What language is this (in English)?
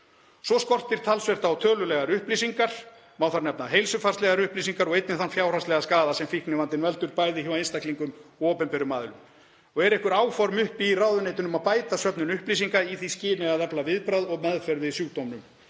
Icelandic